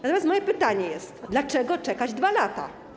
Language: Polish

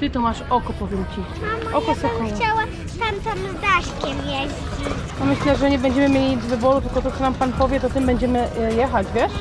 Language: Polish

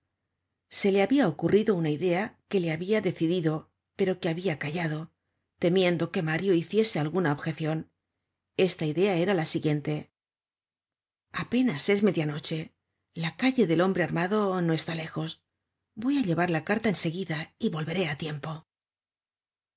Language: Spanish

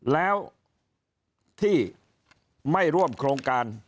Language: Thai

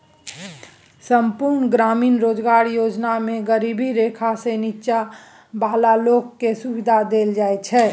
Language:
Maithili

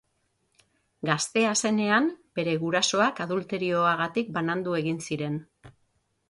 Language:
Basque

